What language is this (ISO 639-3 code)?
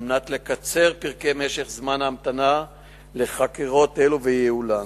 heb